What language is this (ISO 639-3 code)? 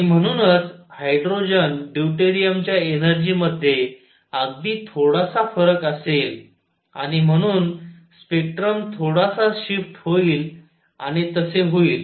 mar